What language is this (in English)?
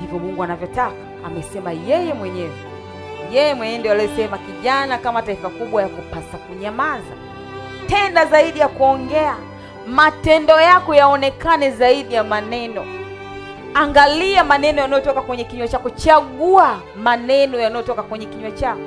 Swahili